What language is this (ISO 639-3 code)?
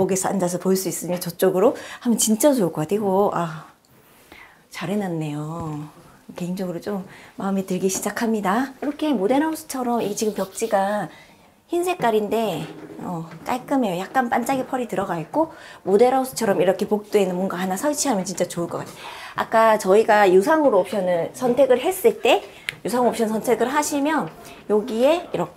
kor